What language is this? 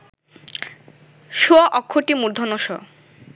Bangla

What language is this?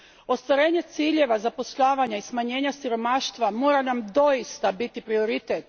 Croatian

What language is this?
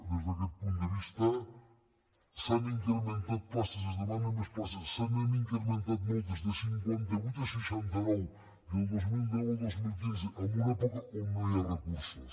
Catalan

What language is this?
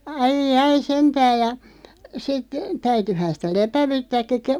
Finnish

